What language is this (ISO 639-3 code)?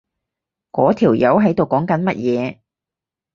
yue